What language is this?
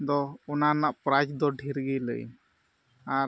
Santali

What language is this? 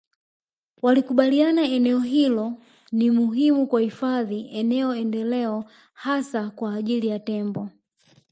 Swahili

